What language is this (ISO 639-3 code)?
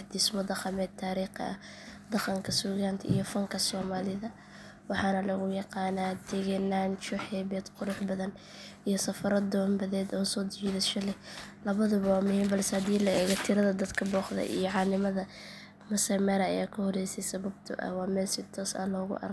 som